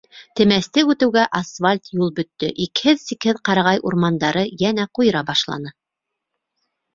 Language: Bashkir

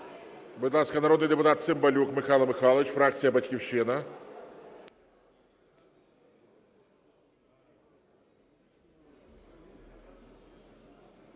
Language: Ukrainian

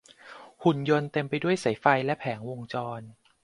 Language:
Thai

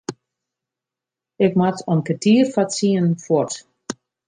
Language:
Western Frisian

